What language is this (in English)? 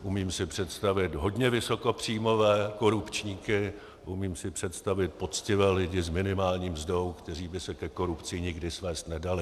Czech